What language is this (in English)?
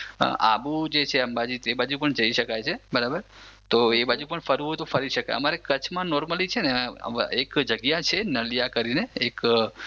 Gujarati